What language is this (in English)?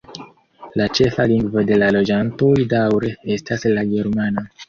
Esperanto